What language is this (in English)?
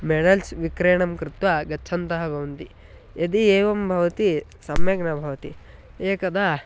Sanskrit